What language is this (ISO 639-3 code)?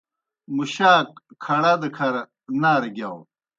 plk